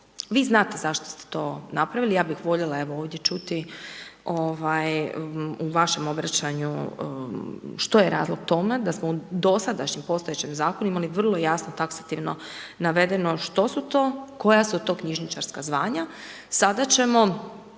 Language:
Croatian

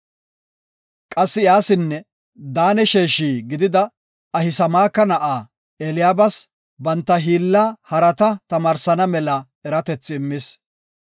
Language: Gofa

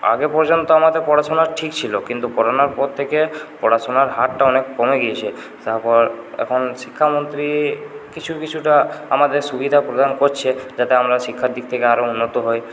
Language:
Bangla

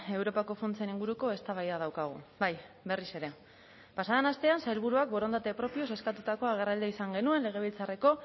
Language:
Basque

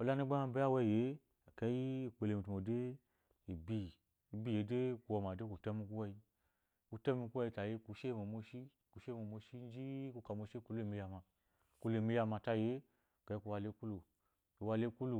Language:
Eloyi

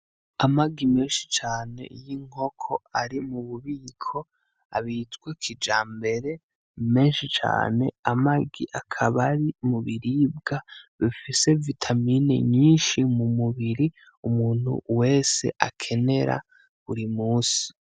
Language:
Rundi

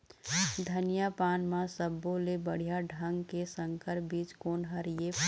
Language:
Chhattisgarhi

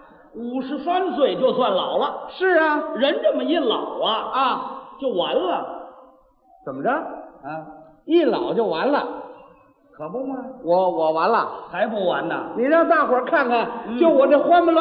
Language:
Chinese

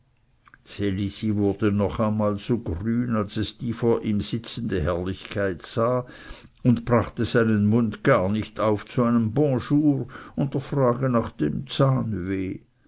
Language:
German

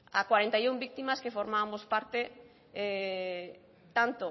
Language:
Spanish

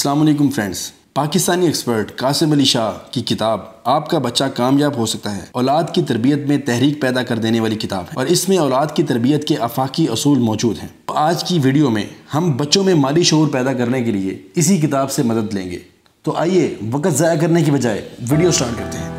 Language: Romanian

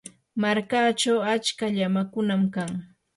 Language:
Yanahuanca Pasco Quechua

